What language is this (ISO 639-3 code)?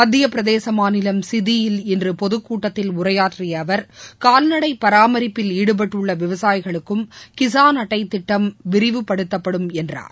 tam